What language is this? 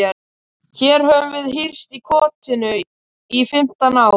Icelandic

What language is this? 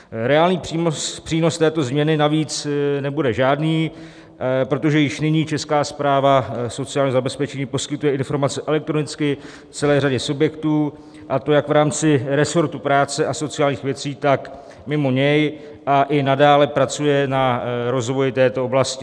Czech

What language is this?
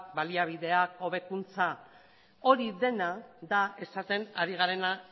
Basque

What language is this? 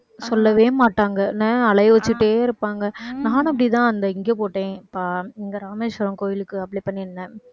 Tamil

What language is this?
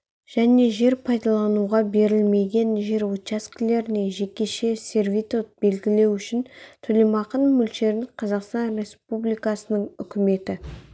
Kazakh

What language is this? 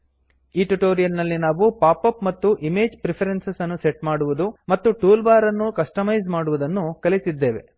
Kannada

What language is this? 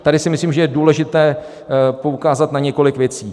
Czech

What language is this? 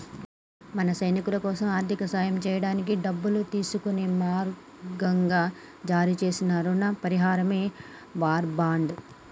Telugu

